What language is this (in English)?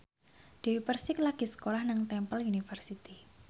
Javanese